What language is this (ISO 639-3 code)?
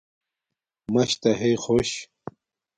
dmk